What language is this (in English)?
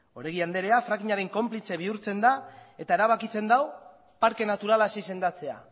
Basque